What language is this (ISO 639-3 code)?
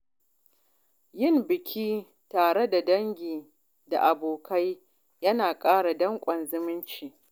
hau